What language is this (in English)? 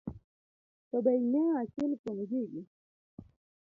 Luo (Kenya and Tanzania)